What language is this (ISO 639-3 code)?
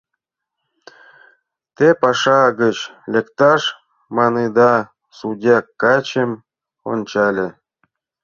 chm